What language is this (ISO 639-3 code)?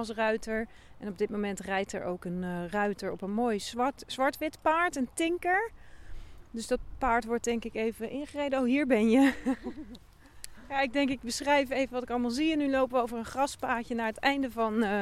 nld